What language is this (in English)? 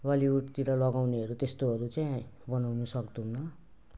Nepali